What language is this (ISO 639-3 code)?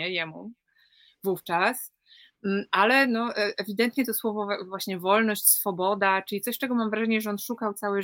pol